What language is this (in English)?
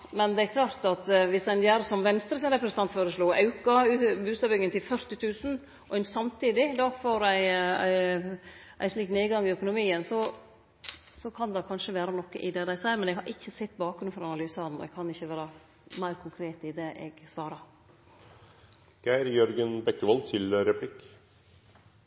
Norwegian